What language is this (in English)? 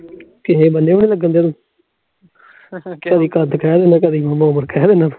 Punjabi